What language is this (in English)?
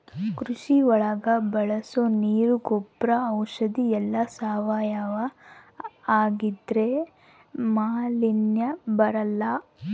Kannada